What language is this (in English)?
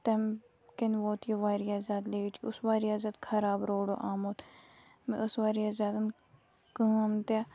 Kashmiri